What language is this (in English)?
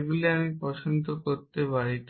Bangla